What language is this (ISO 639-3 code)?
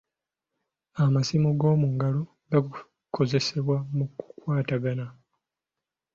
lug